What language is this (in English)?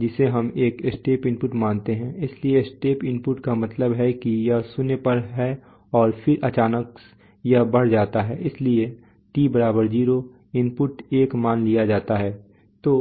Hindi